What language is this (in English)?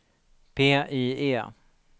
Swedish